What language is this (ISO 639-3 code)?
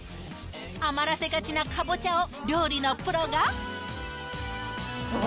jpn